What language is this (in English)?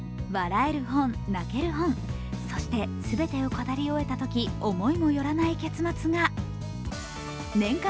Japanese